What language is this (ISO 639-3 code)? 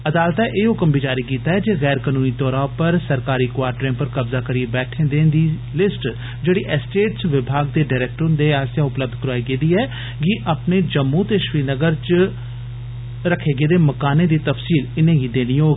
doi